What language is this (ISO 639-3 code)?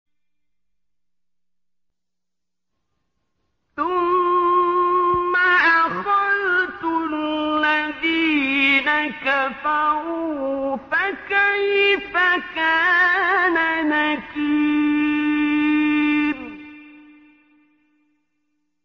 ara